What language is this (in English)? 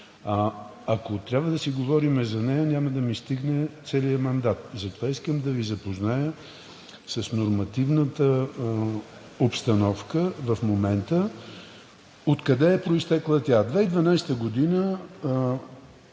Bulgarian